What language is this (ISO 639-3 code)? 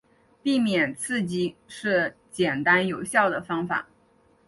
zho